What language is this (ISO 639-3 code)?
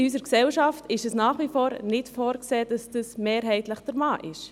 gsw